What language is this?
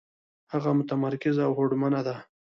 Pashto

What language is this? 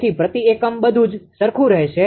Gujarati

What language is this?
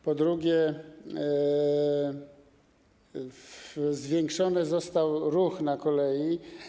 Polish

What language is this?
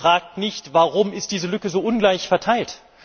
German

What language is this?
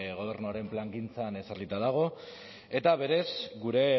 Basque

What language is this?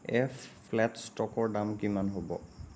Assamese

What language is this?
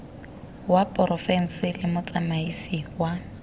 Tswana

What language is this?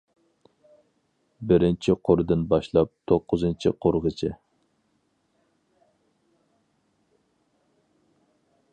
Uyghur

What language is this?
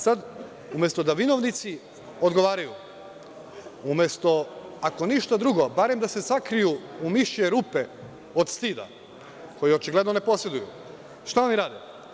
Serbian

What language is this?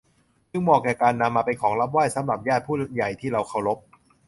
Thai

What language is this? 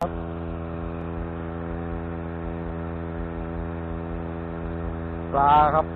Thai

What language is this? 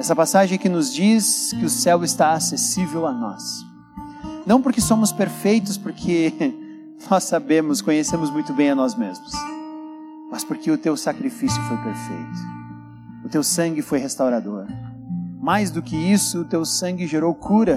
Portuguese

